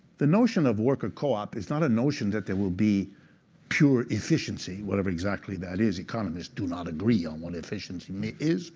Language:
English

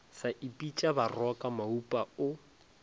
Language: Northern Sotho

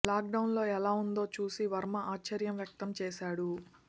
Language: Telugu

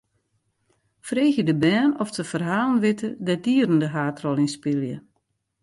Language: Western Frisian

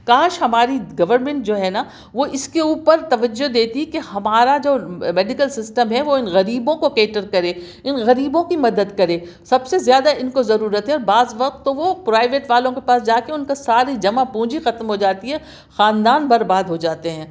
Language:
Urdu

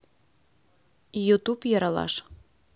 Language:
Russian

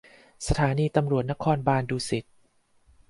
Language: Thai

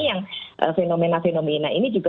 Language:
Indonesian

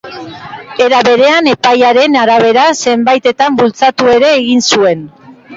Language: Basque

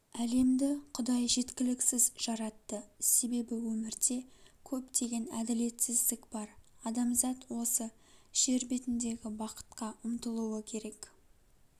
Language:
Kazakh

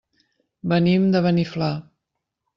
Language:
Catalan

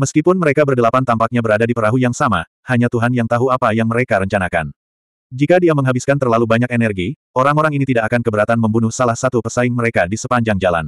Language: Indonesian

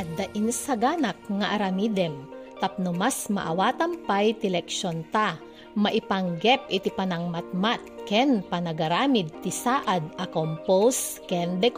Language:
Filipino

